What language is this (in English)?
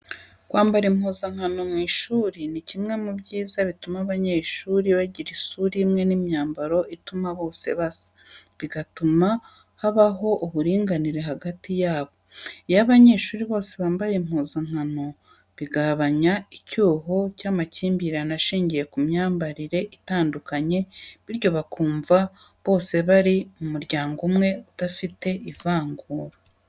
Kinyarwanda